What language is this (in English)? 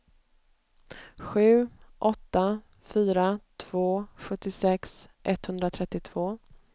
Swedish